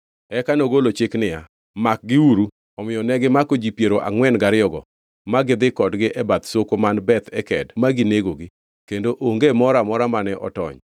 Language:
Luo (Kenya and Tanzania)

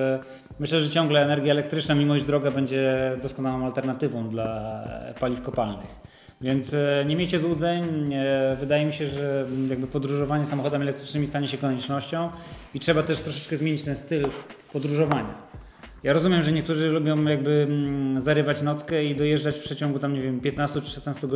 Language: Polish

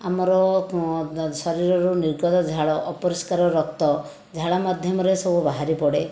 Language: Odia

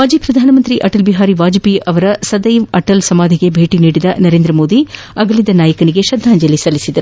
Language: Kannada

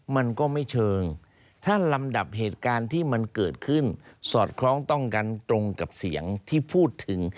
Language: Thai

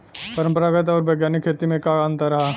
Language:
Bhojpuri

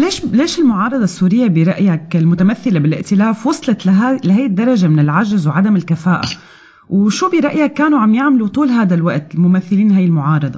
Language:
Arabic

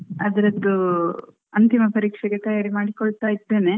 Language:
Kannada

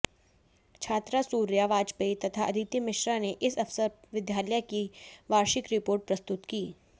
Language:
Hindi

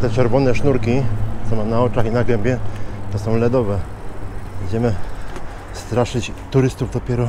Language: Polish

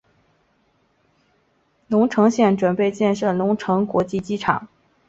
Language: Chinese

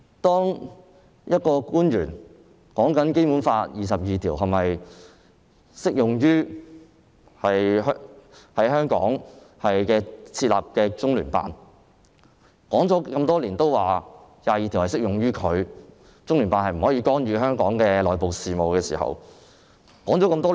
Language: Cantonese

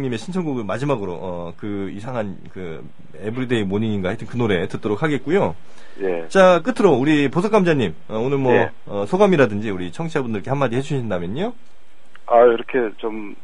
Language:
Korean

